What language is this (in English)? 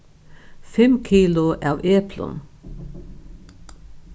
Faroese